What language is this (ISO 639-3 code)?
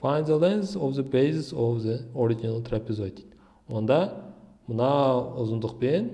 tur